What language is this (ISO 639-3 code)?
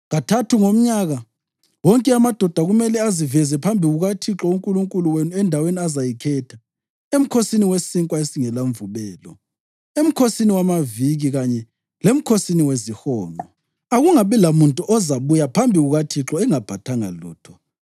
nde